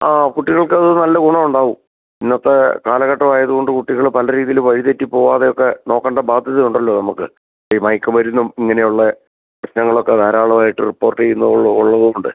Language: Malayalam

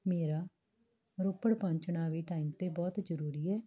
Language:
Punjabi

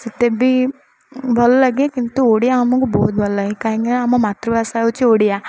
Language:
Odia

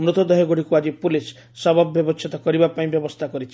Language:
Odia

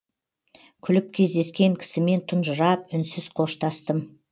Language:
Kazakh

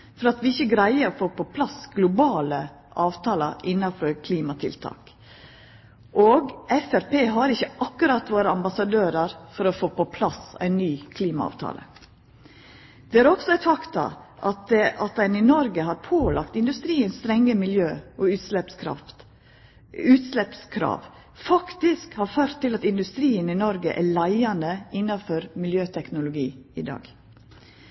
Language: Norwegian Nynorsk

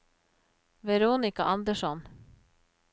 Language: Norwegian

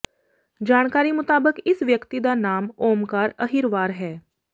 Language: Punjabi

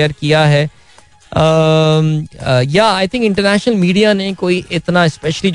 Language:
Hindi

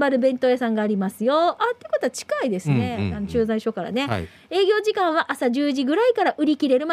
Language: Japanese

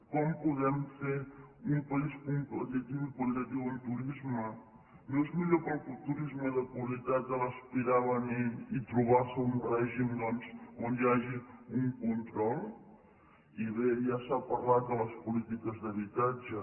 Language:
Catalan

